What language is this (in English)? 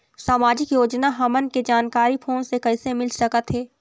Chhattisgarhi